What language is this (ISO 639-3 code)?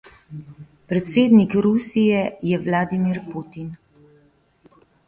slv